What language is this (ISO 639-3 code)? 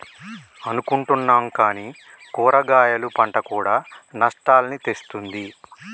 tel